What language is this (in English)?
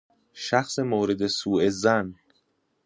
Persian